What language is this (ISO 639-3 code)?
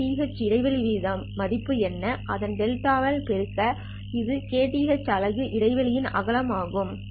tam